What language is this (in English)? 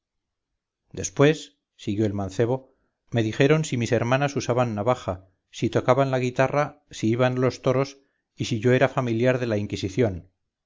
Spanish